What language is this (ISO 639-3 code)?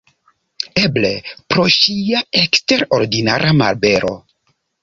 epo